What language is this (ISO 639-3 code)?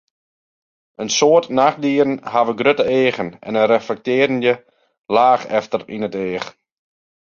fry